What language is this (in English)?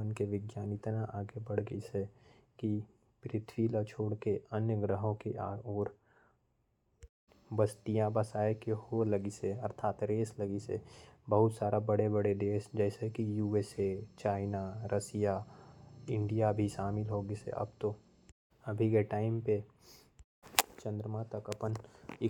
Korwa